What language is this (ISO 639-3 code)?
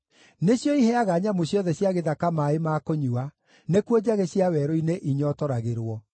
kik